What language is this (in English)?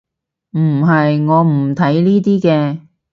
Cantonese